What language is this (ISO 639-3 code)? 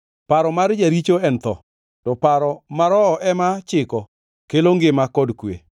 luo